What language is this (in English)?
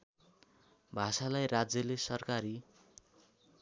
Nepali